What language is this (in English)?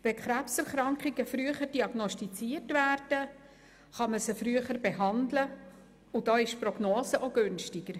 Swiss German